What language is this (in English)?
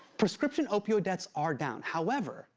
English